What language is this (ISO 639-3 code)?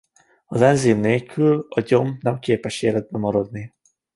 hun